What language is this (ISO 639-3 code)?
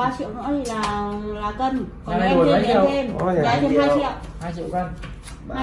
vie